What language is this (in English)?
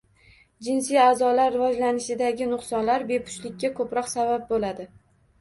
Uzbek